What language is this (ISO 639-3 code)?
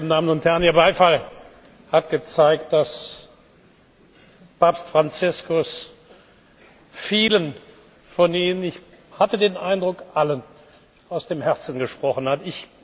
deu